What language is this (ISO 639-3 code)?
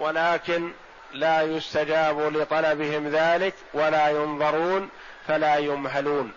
ara